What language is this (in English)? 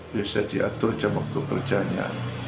Indonesian